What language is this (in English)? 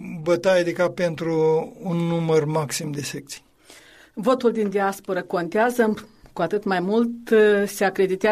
Romanian